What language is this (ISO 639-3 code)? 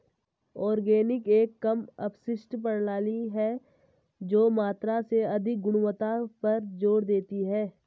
hin